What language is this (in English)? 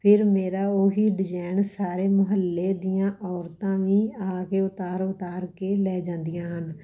Punjabi